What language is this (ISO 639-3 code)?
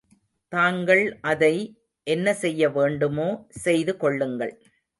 tam